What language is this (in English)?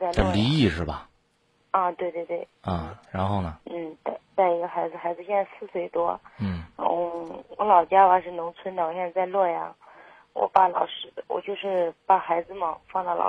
Chinese